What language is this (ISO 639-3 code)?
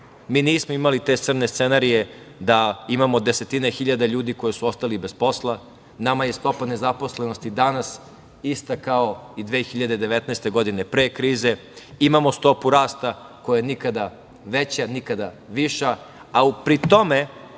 srp